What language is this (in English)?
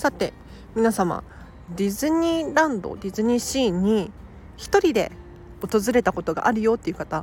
Japanese